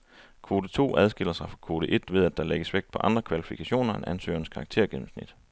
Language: Danish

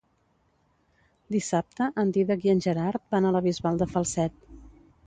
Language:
Catalan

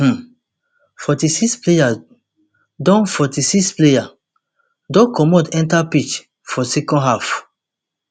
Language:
Nigerian Pidgin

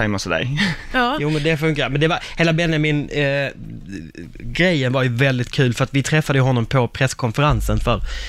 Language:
Swedish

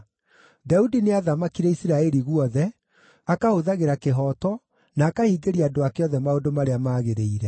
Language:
Kikuyu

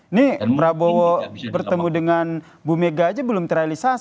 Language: Indonesian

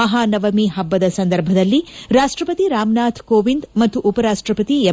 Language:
Kannada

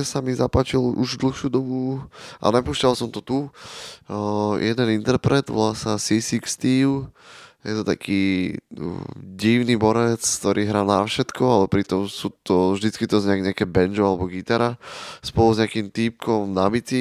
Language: Slovak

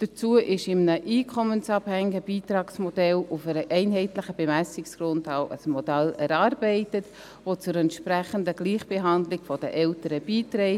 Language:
Swiss German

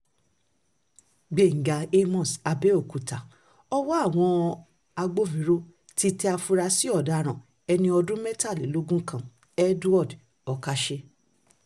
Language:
Yoruba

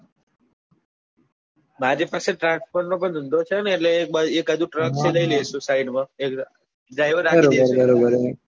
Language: Gujarati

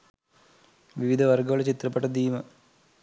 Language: Sinhala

